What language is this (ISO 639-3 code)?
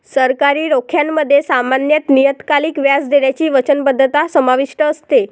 mar